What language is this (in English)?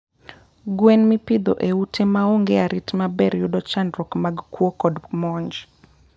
Luo (Kenya and Tanzania)